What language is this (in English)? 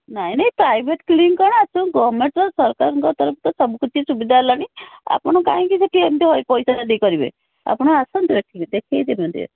Odia